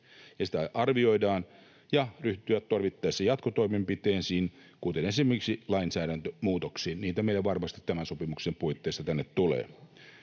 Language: Finnish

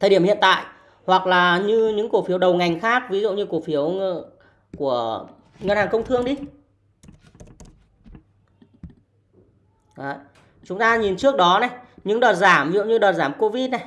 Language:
Vietnamese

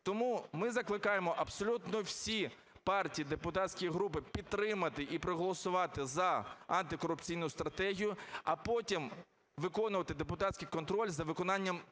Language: Ukrainian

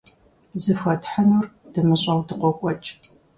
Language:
Kabardian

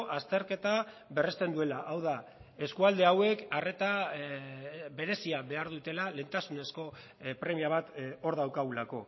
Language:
Basque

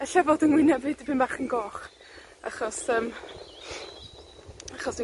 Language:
Welsh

